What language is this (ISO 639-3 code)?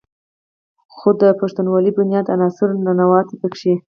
pus